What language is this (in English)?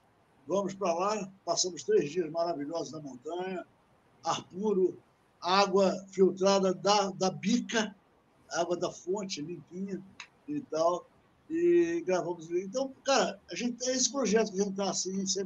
Portuguese